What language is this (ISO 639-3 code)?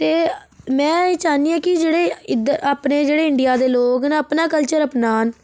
doi